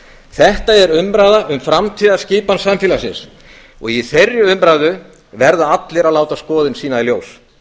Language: Icelandic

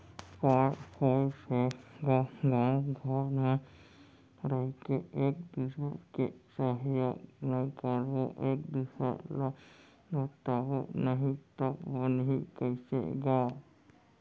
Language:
Chhattisgarhi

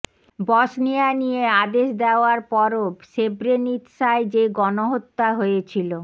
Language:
Bangla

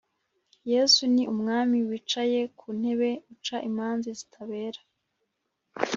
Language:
Kinyarwanda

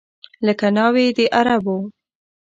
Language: Pashto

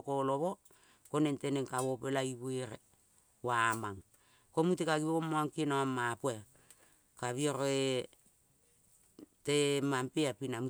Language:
Kol (Papua New Guinea)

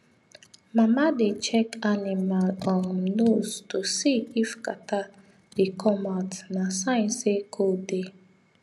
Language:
Nigerian Pidgin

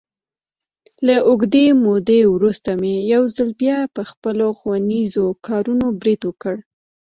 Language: Pashto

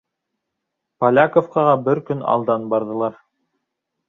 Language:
Bashkir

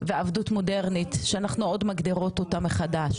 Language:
Hebrew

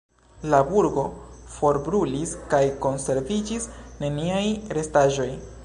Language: Esperanto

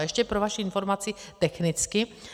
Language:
Czech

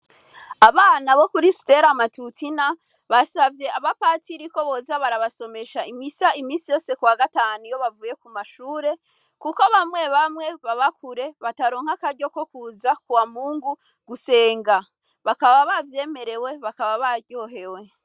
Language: Rundi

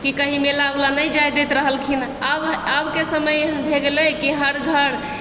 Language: Maithili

